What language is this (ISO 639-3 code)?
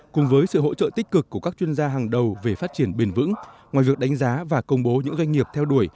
vie